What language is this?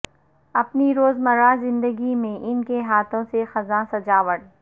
Urdu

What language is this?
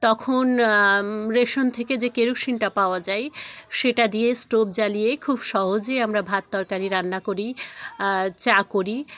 Bangla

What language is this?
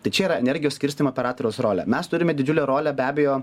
Lithuanian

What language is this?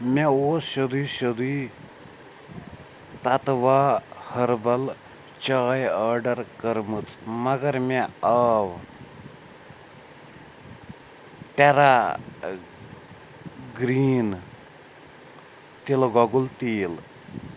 Kashmiri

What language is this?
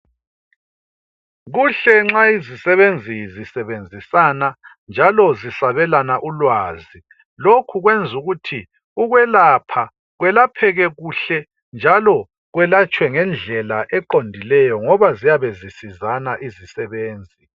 North Ndebele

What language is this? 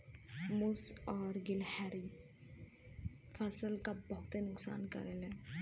Bhojpuri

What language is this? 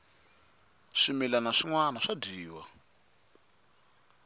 Tsonga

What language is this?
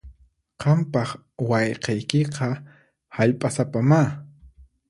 Puno Quechua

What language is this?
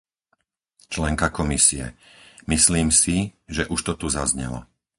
Slovak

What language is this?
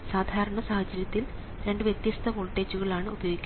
Malayalam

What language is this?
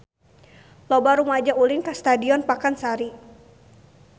Sundanese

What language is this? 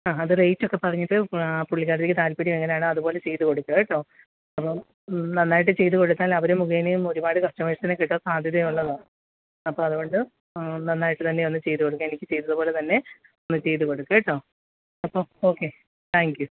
Malayalam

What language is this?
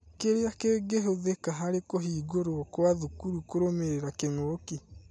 Kikuyu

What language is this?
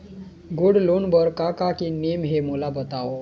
Chhattisgarhi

